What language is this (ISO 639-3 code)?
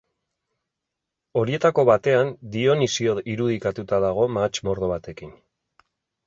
eus